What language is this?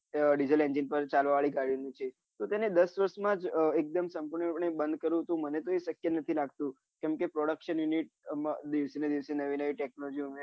Gujarati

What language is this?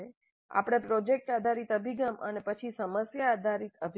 Gujarati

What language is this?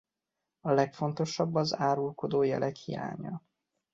Hungarian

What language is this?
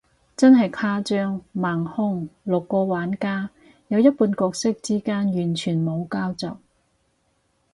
Cantonese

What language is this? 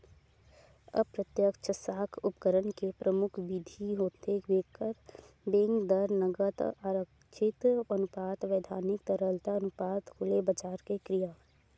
Chhattisgarhi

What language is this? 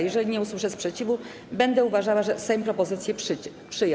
Polish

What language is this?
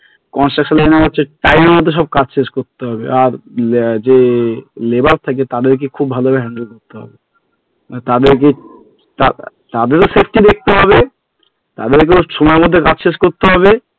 Bangla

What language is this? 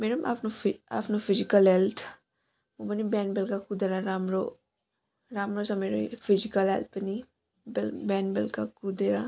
Nepali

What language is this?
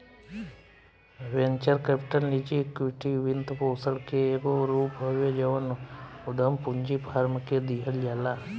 Bhojpuri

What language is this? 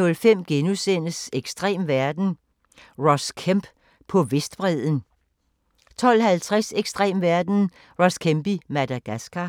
Danish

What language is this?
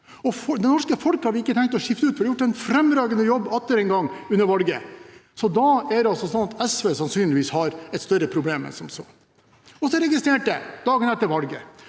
Norwegian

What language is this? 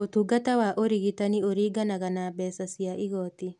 Kikuyu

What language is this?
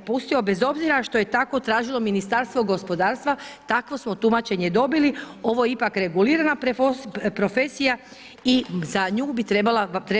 Croatian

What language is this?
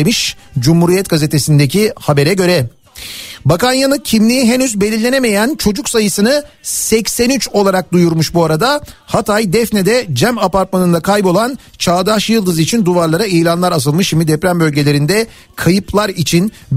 Turkish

